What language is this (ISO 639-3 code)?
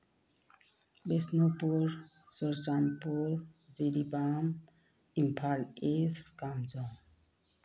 mni